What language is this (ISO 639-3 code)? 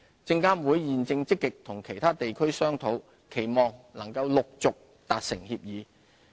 yue